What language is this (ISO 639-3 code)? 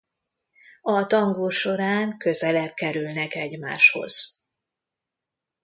hun